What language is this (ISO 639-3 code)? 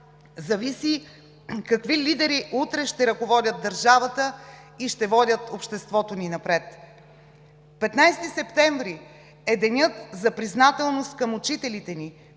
bul